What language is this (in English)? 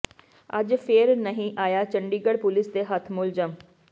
Punjabi